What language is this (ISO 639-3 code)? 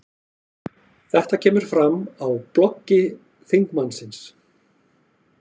isl